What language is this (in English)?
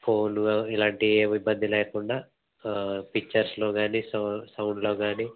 Telugu